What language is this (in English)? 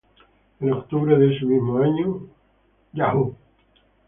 Spanish